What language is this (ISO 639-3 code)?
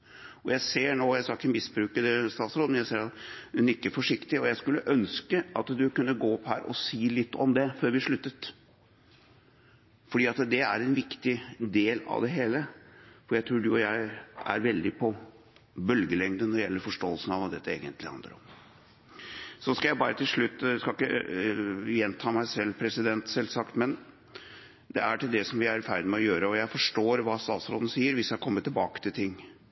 nob